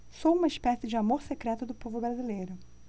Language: Portuguese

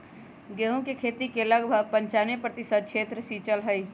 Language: Magahi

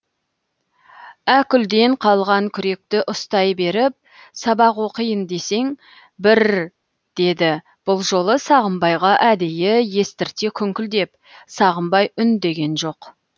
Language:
Kazakh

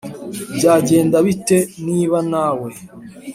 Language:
Kinyarwanda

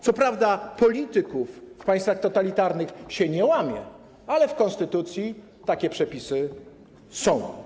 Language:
Polish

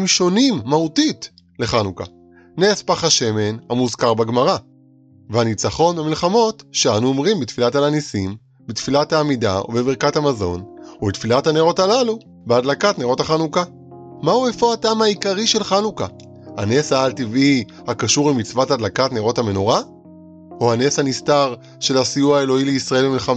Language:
Hebrew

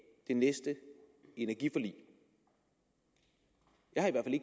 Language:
Danish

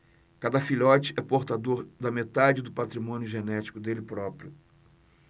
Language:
Portuguese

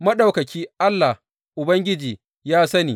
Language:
Hausa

